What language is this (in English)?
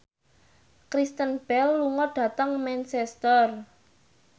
Javanese